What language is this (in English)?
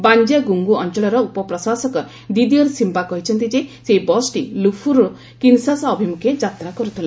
Odia